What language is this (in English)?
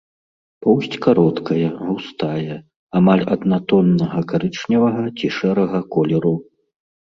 Belarusian